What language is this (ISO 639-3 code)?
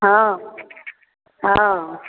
mai